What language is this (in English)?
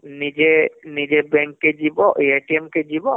Odia